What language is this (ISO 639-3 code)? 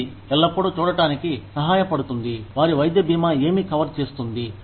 tel